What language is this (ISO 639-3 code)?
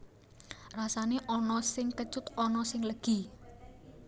jav